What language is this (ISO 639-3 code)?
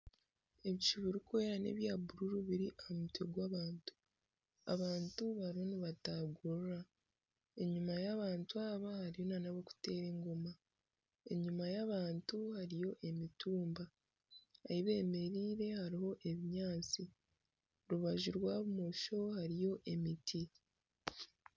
nyn